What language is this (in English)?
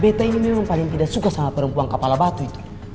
Indonesian